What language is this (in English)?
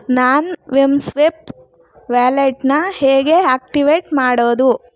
Kannada